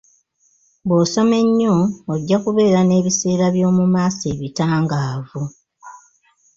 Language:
Ganda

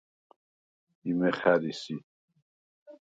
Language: Svan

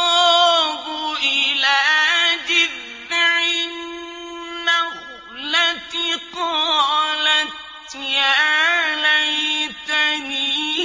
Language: Arabic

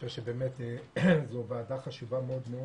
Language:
Hebrew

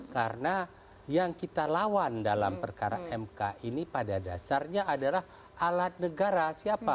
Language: Indonesian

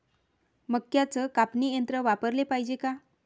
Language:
Marathi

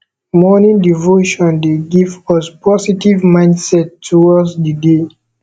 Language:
Nigerian Pidgin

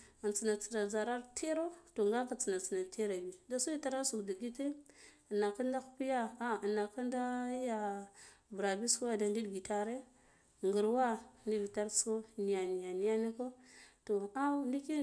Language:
Guduf-Gava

